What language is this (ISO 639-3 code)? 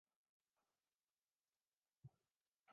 urd